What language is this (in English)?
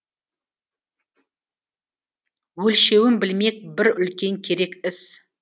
Kazakh